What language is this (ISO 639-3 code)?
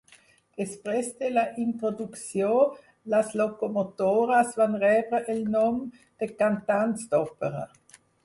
cat